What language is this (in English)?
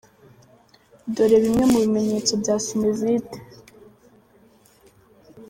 Kinyarwanda